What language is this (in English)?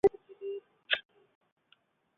Chinese